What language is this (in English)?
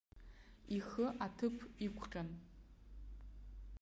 Abkhazian